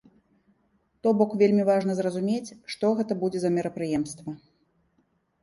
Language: Belarusian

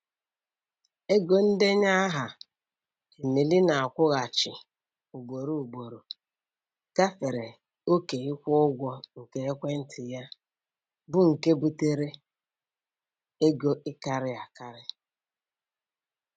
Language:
Igbo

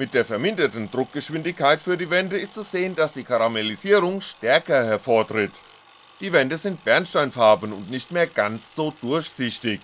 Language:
German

